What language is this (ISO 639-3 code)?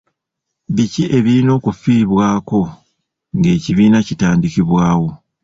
lug